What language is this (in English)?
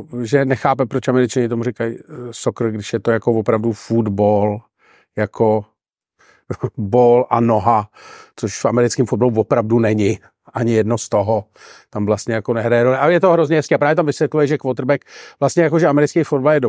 Czech